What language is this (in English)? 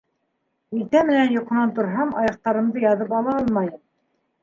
Bashkir